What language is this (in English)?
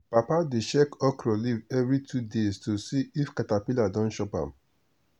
Nigerian Pidgin